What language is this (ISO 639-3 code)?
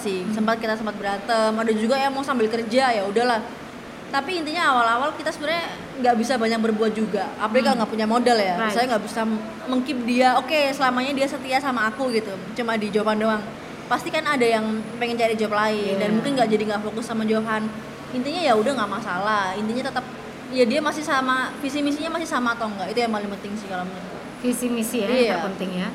ind